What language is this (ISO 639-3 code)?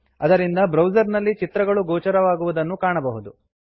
kan